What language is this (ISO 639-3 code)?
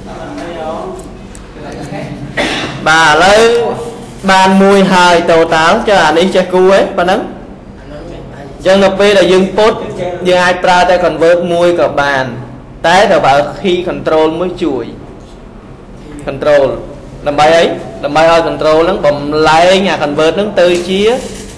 vie